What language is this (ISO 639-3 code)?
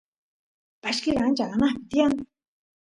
qus